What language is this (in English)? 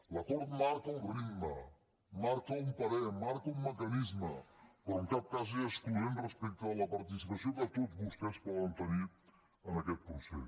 Catalan